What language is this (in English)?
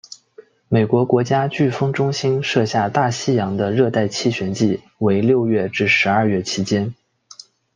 Chinese